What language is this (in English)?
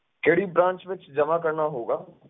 Punjabi